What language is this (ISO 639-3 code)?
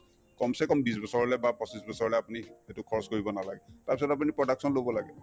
asm